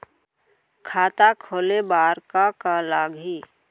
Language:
Chhattisgarhi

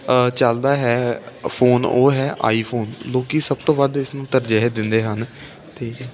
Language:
Punjabi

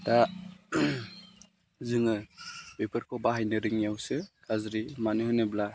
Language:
Bodo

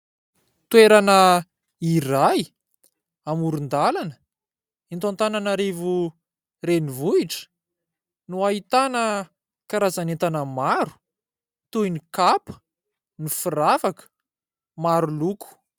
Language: Malagasy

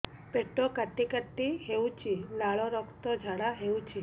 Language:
Odia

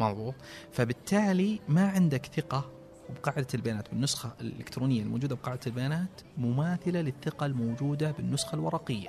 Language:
Arabic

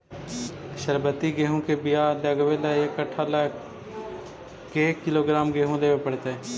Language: Magahi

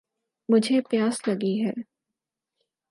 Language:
Urdu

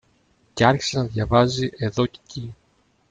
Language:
Greek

